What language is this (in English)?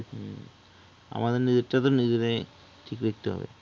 Bangla